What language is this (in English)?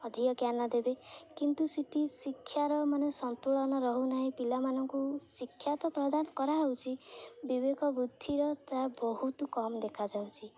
Odia